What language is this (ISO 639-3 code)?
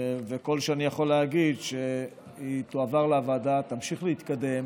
heb